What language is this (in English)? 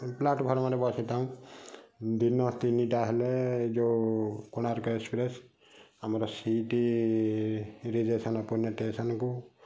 Odia